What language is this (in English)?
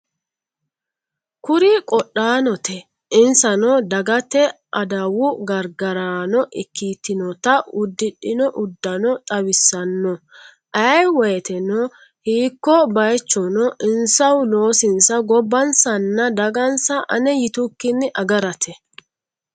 Sidamo